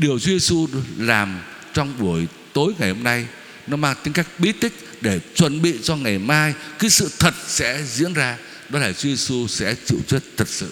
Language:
Vietnamese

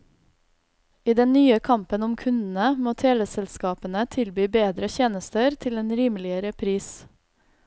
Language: Norwegian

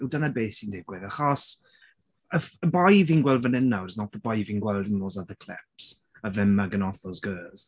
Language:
Welsh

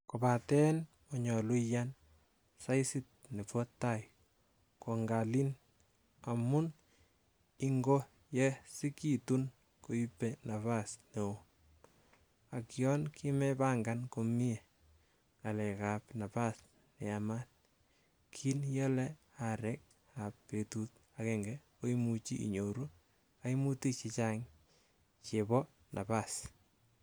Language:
Kalenjin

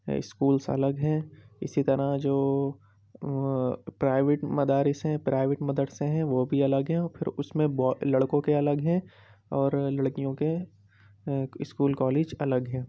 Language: Urdu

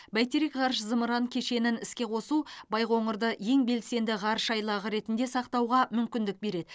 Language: Kazakh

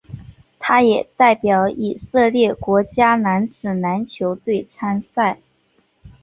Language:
Chinese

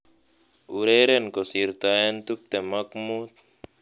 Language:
Kalenjin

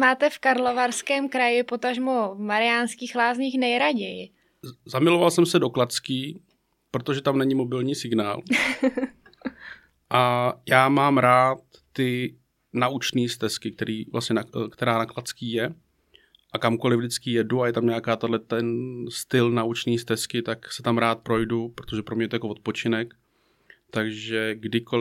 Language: Czech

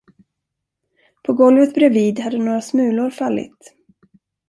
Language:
Swedish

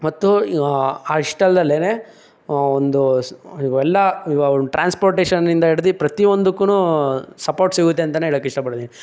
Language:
Kannada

